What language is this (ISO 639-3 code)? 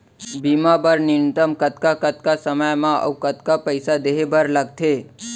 hne